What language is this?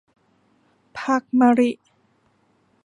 Thai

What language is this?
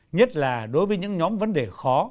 Vietnamese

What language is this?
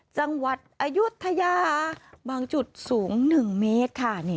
Thai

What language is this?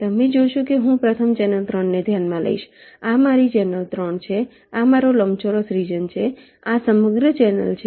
Gujarati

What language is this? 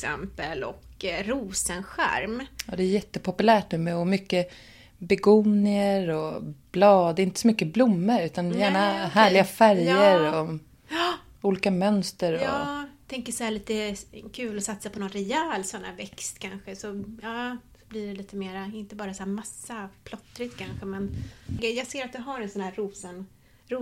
Swedish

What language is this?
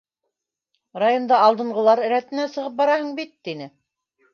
Bashkir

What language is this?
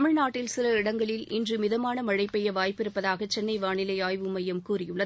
Tamil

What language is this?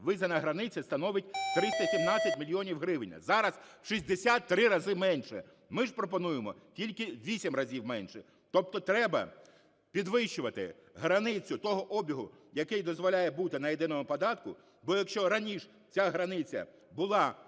Ukrainian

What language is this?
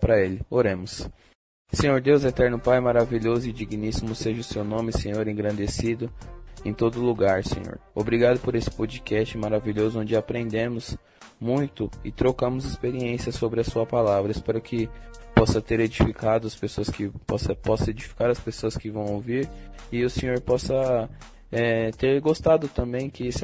Portuguese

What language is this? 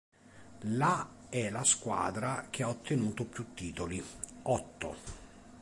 Italian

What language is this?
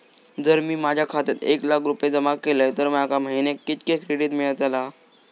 Marathi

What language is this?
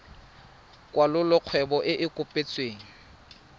Tswana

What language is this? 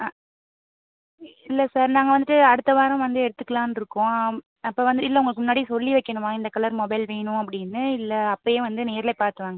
Tamil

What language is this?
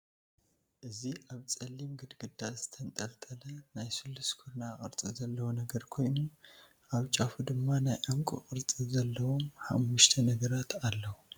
Tigrinya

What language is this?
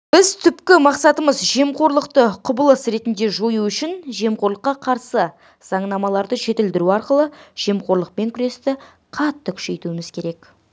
Kazakh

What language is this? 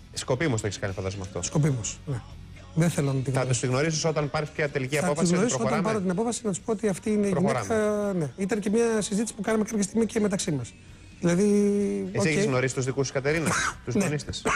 Greek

